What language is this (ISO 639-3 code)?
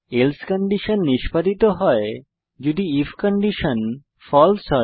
ben